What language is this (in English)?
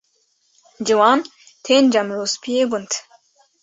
Kurdish